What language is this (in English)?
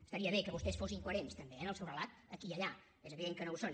Catalan